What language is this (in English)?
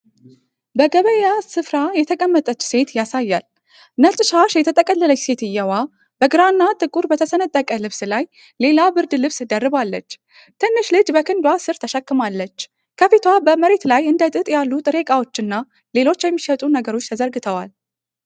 Amharic